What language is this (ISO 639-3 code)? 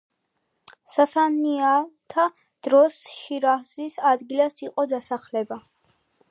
kat